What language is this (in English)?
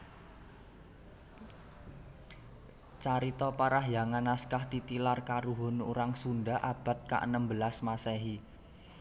Javanese